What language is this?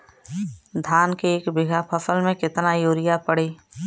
Bhojpuri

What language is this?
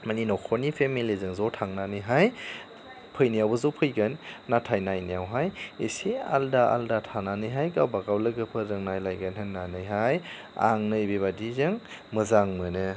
Bodo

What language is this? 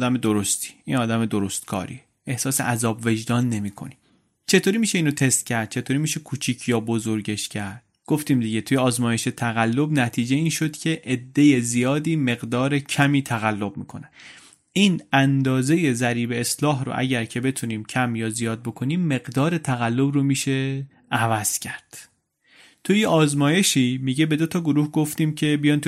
Persian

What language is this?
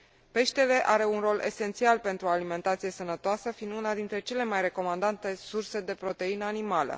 Romanian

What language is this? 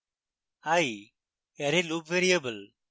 Bangla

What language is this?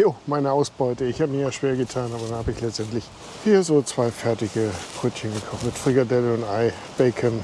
German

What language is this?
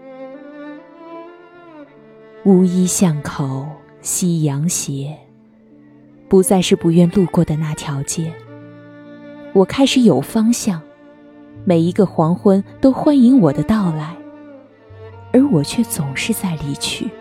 Chinese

